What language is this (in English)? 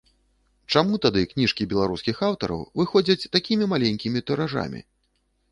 Belarusian